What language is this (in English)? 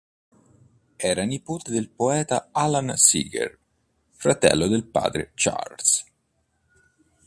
Italian